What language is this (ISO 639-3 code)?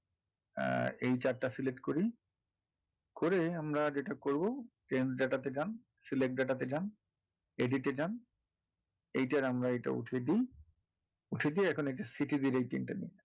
ben